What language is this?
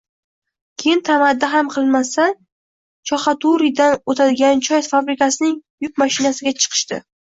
Uzbek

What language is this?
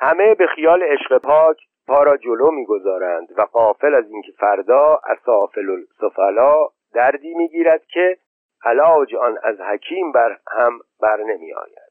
Persian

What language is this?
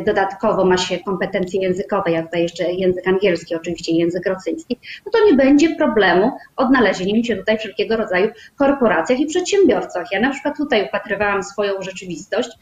Polish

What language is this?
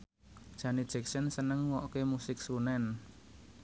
Javanese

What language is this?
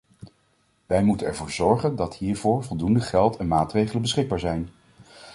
Dutch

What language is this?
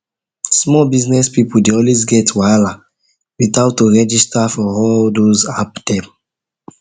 Nigerian Pidgin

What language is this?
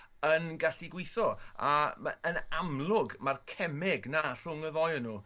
Welsh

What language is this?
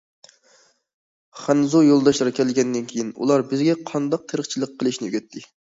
Uyghur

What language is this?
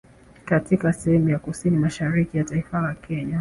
Swahili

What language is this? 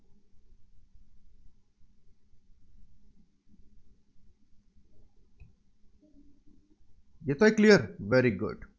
Marathi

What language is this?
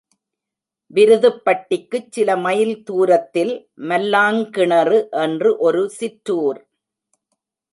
Tamil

